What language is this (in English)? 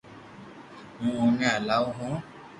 Loarki